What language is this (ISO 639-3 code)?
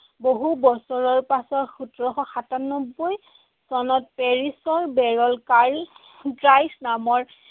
asm